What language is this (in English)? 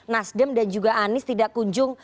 Indonesian